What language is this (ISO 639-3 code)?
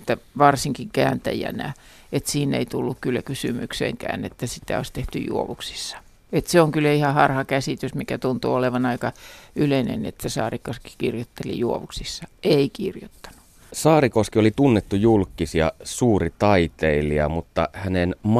fin